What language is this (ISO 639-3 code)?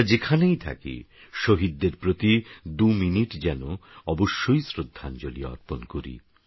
ben